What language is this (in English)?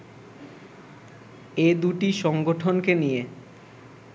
Bangla